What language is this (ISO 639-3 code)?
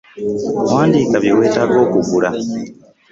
lug